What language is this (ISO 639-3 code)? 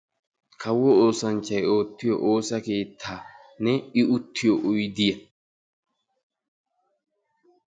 wal